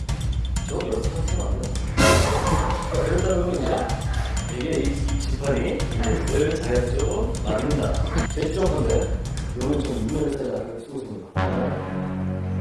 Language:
Korean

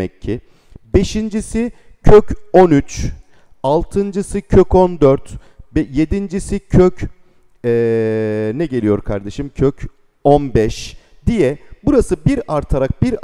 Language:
Turkish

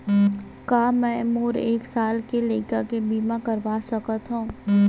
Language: Chhattisgarhi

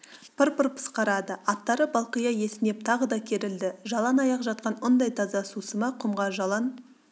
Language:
Kazakh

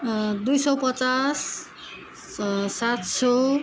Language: Nepali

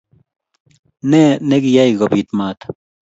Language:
Kalenjin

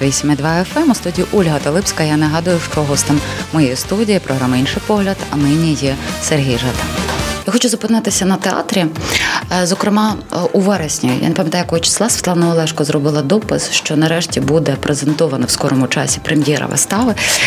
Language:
Ukrainian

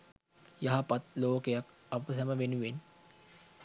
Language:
Sinhala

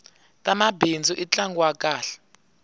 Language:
Tsonga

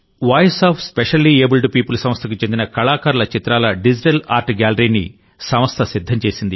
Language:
Telugu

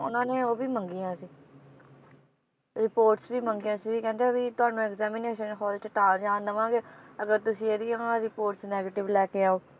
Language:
Punjabi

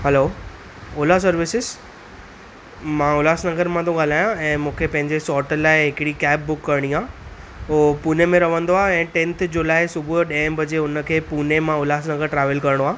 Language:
Sindhi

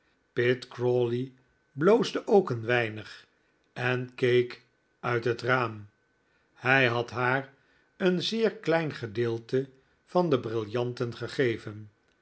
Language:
Dutch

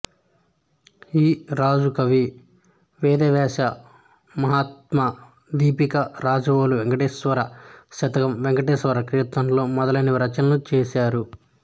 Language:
Telugu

